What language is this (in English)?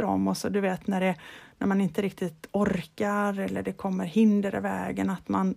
Swedish